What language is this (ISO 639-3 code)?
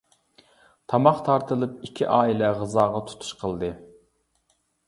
uig